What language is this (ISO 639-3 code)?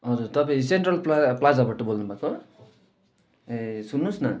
nep